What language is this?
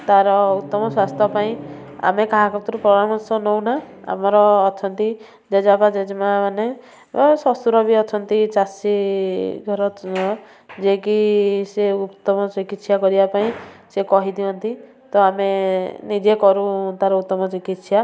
Odia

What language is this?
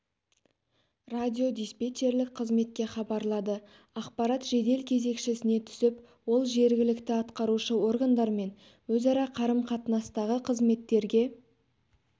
Kazakh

